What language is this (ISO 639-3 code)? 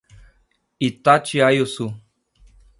por